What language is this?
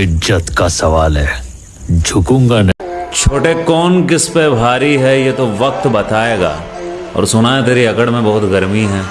Hindi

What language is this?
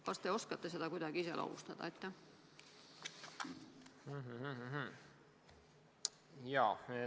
Estonian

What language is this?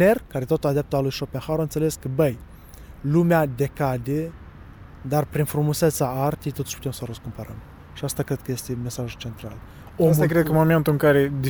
Romanian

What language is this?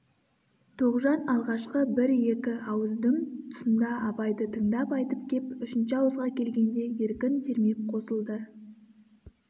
Kazakh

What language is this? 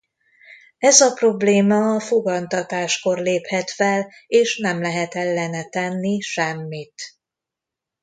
Hungarian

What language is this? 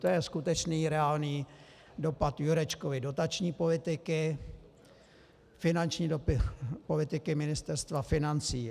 Czech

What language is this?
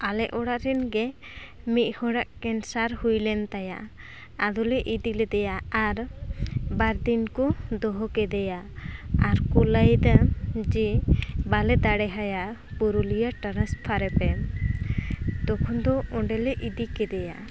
Santali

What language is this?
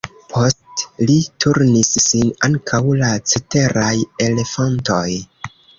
Esperanto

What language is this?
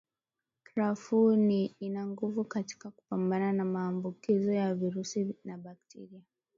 Swahili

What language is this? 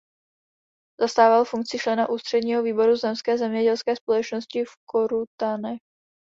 Czech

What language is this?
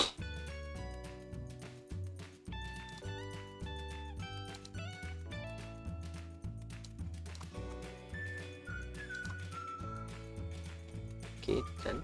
Malay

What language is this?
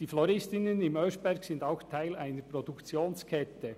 Swiss German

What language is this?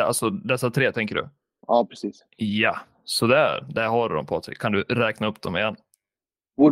Swedish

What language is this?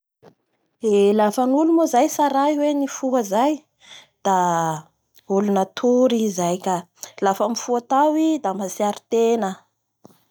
Bara Malagasy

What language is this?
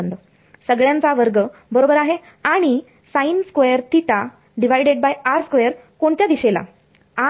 Marathi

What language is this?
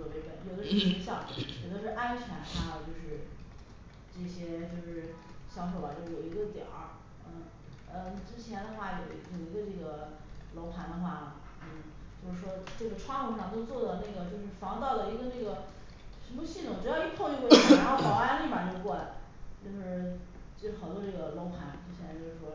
Chinese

